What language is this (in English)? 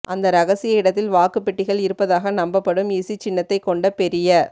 Tamil